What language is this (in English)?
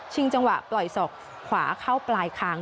Thai